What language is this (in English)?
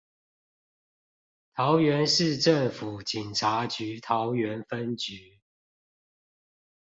Chinese